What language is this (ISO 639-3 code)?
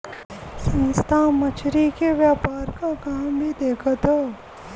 bho